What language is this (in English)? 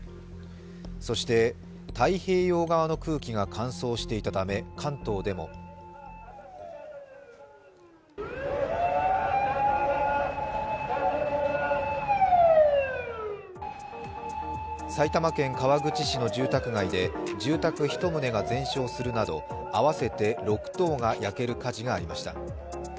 Japanese